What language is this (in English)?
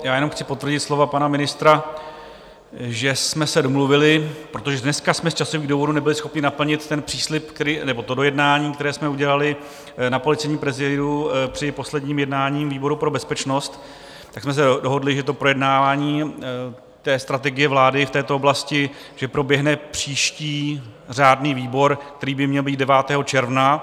Czech